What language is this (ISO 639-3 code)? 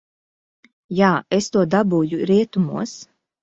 lav